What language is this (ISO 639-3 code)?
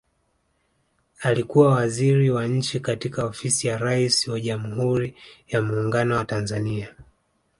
swa